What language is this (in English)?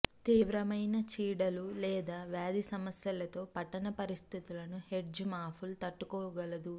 Telugu